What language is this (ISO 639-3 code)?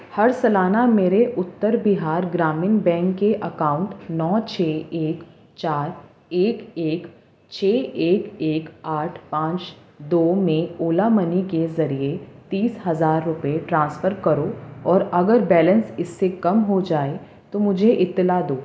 urd